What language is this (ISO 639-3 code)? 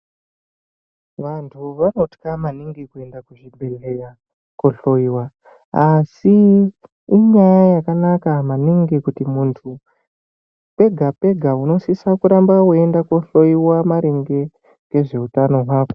ndc